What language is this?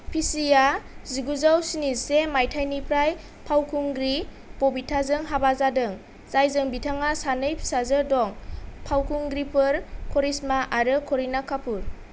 Bodo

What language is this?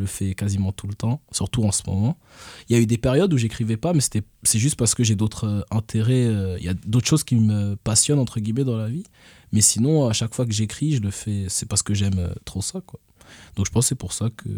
French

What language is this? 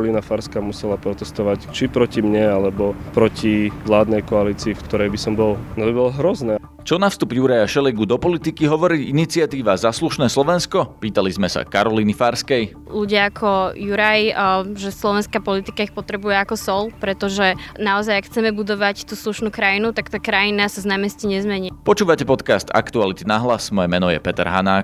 Slovak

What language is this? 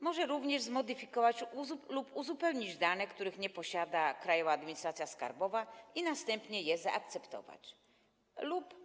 Polish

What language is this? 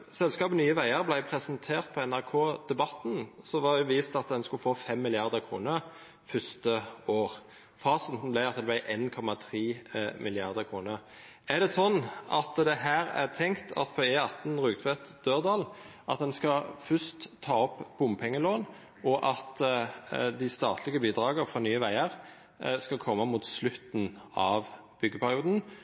Norwegian Nynorsk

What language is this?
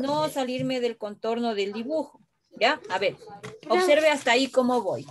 Spanish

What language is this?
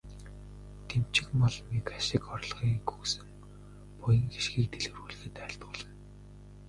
Mongolian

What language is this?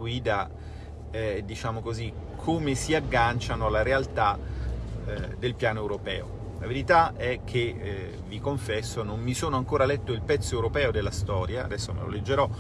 Italian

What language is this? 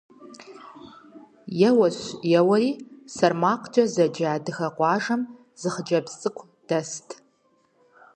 Kabardian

